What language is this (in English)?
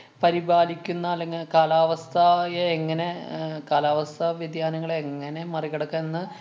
Malayalam